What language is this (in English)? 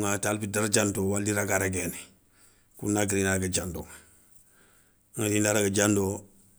Soninke